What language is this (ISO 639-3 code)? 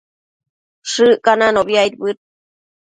mcf